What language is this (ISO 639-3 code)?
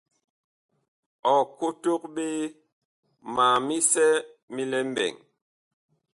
bkh